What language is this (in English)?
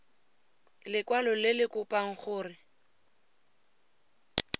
Tswana